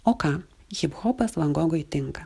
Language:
Lithuanian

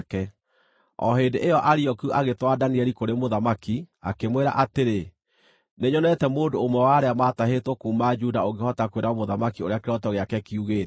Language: Kikuyu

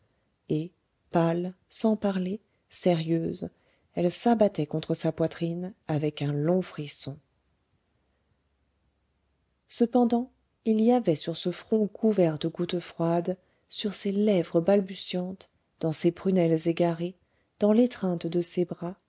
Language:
French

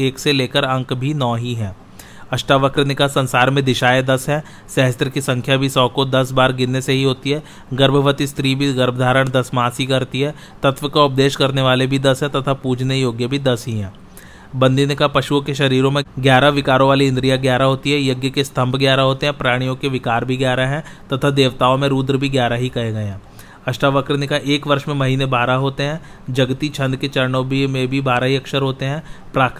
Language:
Hindi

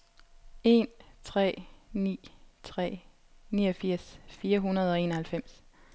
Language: Danish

